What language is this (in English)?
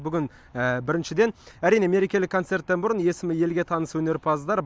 Kazakh